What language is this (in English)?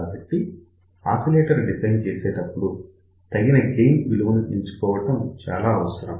Telugu